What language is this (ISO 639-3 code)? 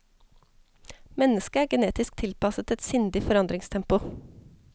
nor